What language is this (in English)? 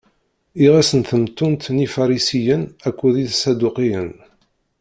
Kabyle